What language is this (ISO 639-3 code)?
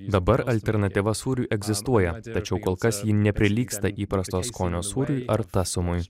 lit